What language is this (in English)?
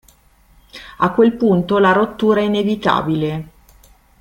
Italian